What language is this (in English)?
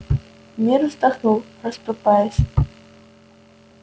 Russian